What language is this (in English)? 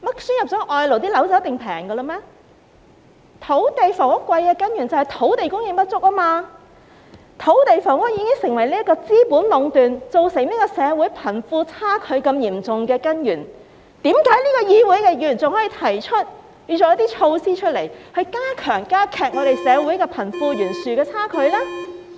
Cantonese